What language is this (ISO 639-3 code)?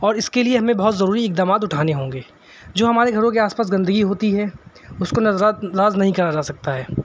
urd